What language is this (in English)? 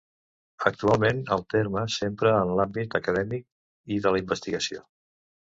Catalan